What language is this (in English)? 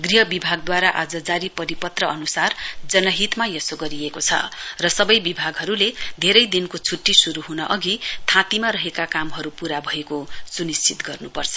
Nepali